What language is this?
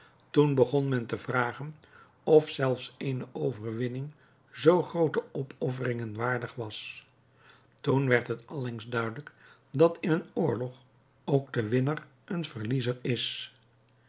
Dutch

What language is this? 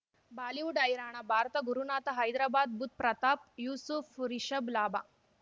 Kannada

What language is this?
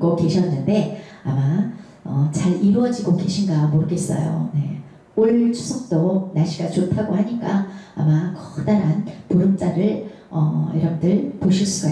Korean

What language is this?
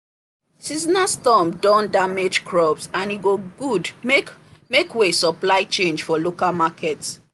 Nigerian Pidgin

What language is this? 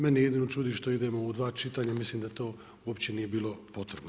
Croatian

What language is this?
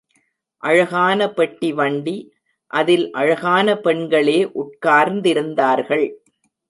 Tamil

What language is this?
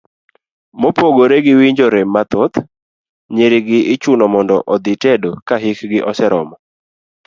Luo (Kenya and Tanzania)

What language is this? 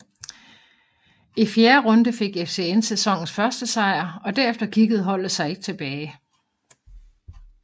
Danish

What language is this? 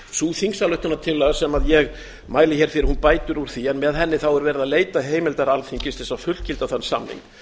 Icelandic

